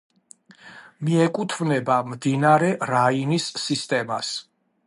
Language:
Georgian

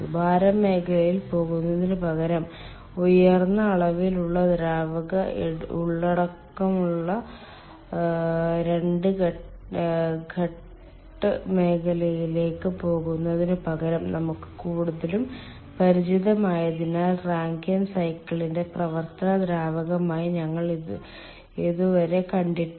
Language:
Malayalam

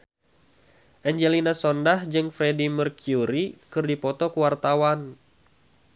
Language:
Sundanese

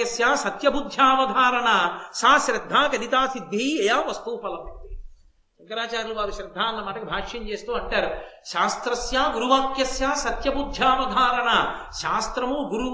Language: Telugu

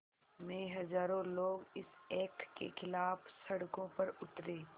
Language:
Hindi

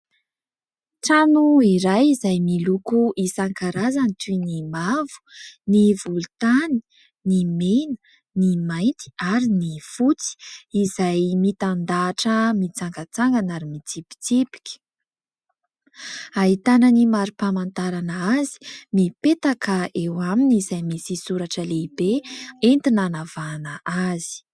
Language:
Malagasy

